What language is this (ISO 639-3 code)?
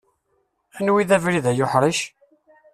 kab